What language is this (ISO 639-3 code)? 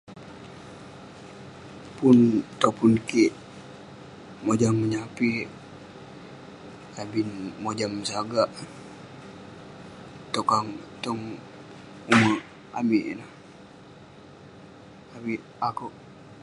pne